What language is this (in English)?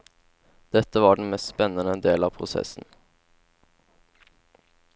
Norwegian